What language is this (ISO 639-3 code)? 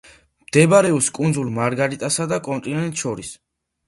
kat